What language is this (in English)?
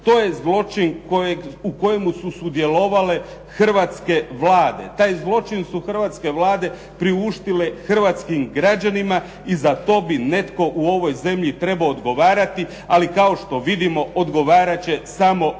Croatian